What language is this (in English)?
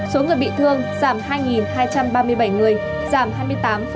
Vietnamese